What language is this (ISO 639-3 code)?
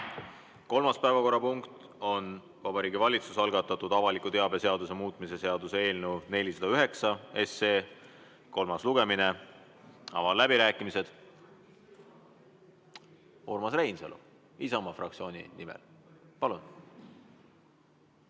est